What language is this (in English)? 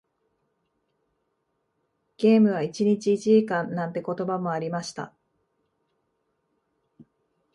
Japanese